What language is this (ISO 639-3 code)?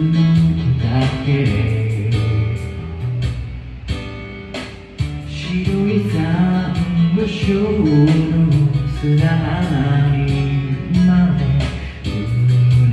ara